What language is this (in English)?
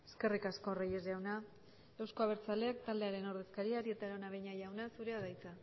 Basque